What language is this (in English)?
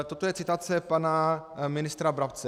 Czech